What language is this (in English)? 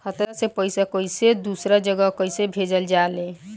Bhojpuri